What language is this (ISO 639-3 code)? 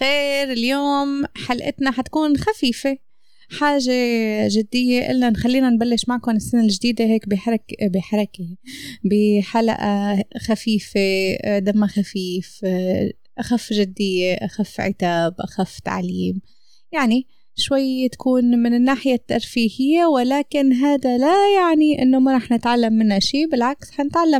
ara